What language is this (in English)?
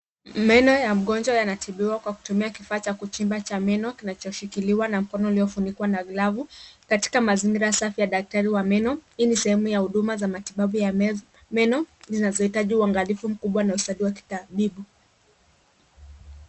Swahili